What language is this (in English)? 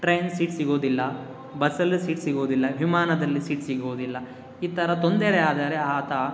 Kannada